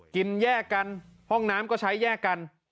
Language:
Thai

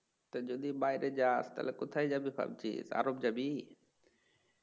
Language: Bangla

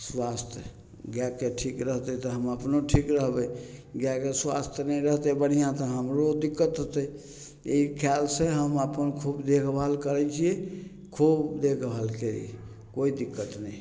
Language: Maithili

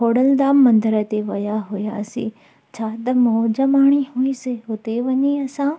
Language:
Sindhi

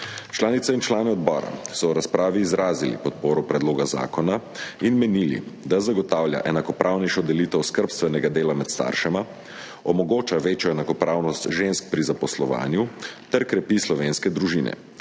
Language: Slovenian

